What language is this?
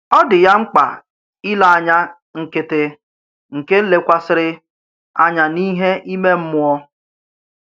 Igbo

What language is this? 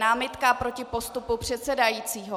Czech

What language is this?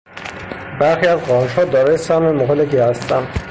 Persian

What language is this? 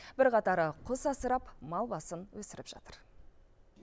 Kazakh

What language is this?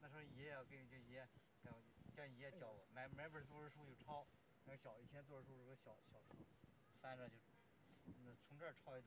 Chinese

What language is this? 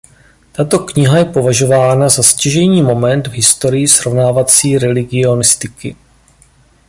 Czech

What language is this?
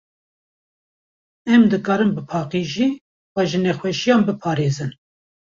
Kurdish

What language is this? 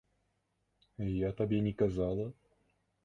Belarusian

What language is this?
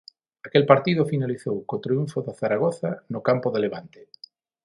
Galician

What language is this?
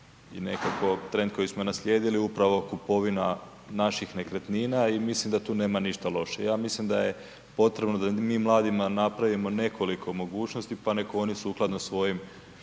Croatian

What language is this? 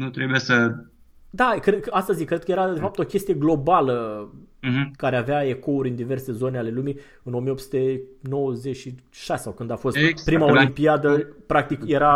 Romanian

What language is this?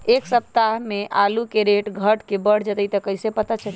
Magahi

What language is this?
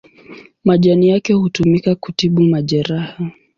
Swahili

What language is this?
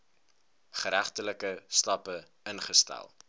Afrikaans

